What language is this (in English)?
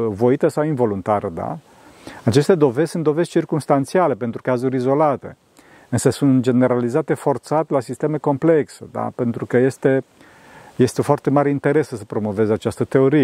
Romanian